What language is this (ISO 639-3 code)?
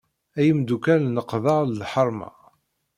kab